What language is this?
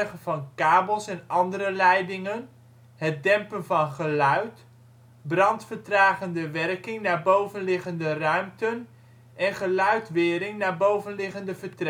Dutch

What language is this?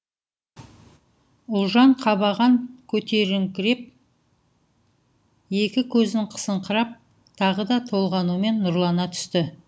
Kazakh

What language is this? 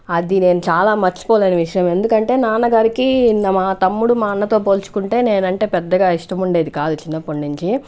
Telugu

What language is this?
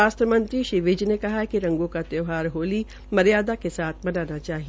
Hindi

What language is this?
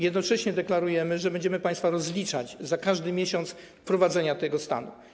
Polish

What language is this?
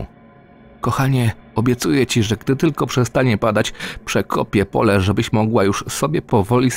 Polish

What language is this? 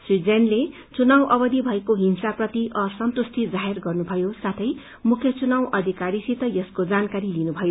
Nepali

